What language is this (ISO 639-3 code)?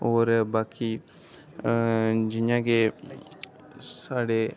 doi